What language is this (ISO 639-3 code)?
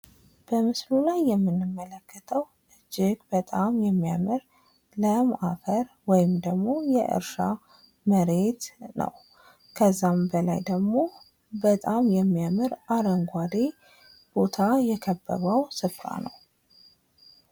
amh